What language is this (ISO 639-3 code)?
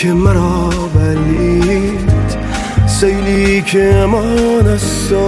fas